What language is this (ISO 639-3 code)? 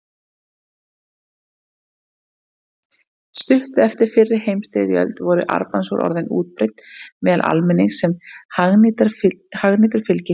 isl